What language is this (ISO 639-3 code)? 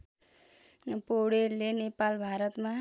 nep